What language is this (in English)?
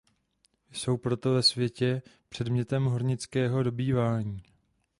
Czech